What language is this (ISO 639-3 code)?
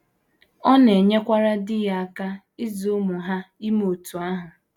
ibo